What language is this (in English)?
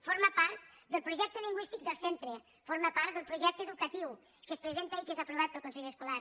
Catalan